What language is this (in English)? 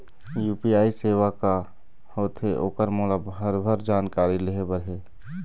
Chhattisgarhi